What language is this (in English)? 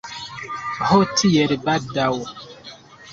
Esperanto